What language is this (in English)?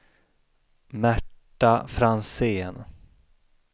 Swedish